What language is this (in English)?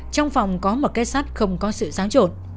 Vietnamese